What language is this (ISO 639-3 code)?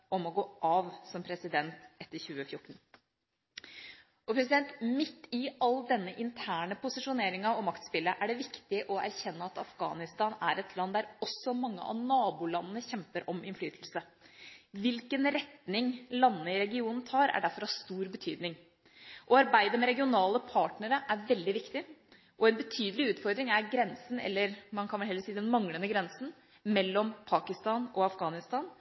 nob